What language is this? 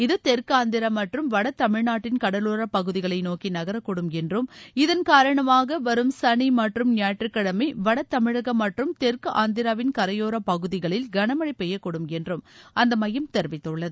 Tamil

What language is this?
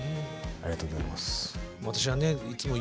Japanese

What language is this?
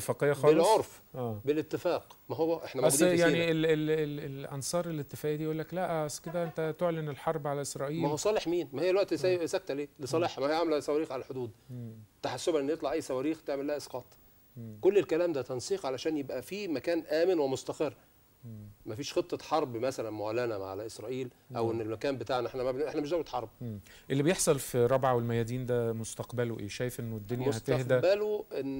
Arabic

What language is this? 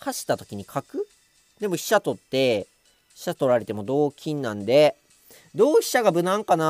Japanese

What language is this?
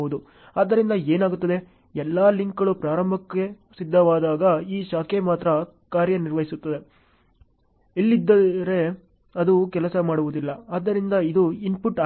Kannada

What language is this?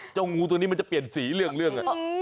Thai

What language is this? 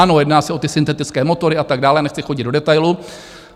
Czech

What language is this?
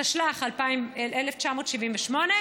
Hebrew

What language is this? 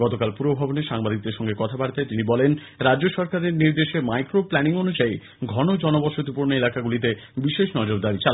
Bangla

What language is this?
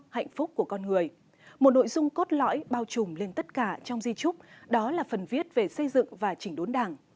Vietnamese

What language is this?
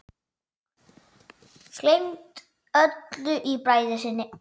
Icelandic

